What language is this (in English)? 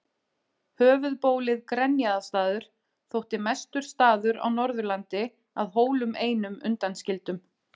Icelandic